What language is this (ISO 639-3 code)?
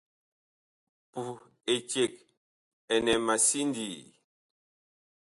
bkh